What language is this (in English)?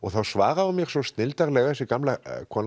Icelandic